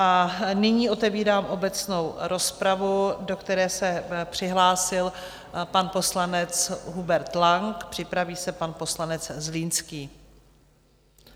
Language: Czech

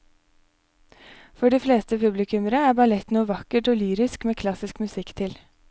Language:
Norwegian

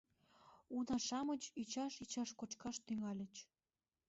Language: Mari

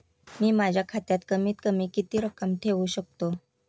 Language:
Marathi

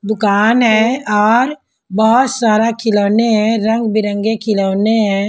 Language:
Hindi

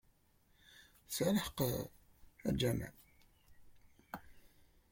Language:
Kabyle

